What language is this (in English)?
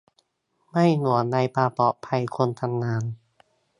Thai